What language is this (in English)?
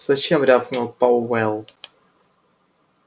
Russian